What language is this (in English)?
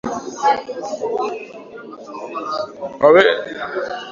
Swahili